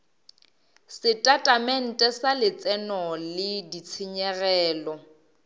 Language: Northern Sotho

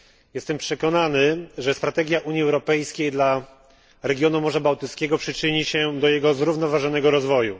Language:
Polish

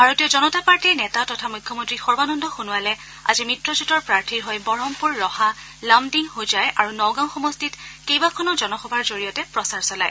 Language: Assamese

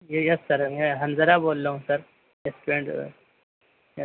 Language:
Urdu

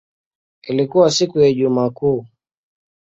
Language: Swahili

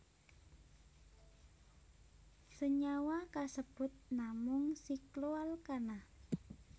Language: Javanese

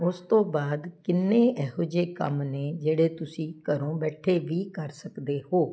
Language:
Punjabi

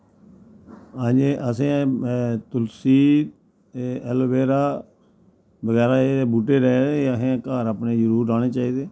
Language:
Dogri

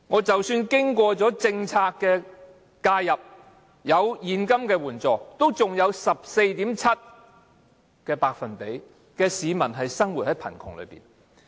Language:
Cantonese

